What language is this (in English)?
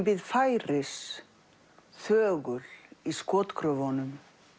Icelandic